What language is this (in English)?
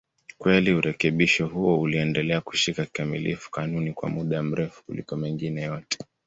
Swahili